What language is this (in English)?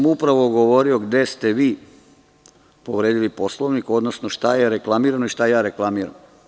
Serbian